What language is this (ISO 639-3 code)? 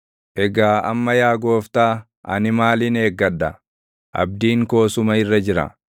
orm